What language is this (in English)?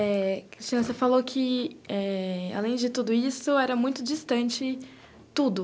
Portuguese